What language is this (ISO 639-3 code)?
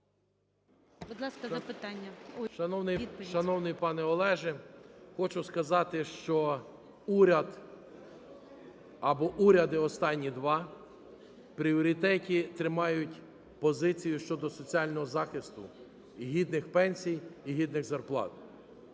ukr